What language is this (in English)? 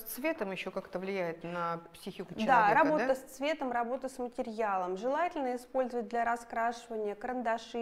Russian